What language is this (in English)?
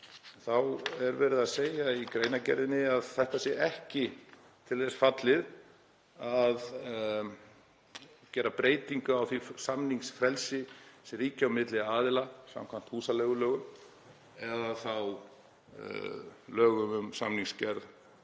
Icelandic